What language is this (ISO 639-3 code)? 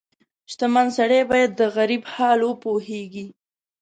pus